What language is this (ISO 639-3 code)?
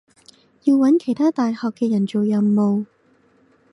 yue